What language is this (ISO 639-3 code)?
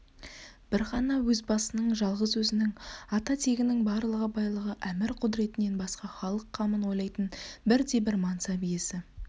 kaz